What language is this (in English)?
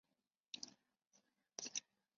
Chinese